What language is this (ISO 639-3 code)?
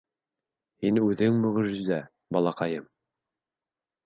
bak